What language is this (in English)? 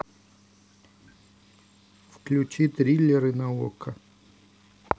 Russian